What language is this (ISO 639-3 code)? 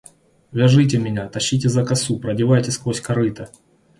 rus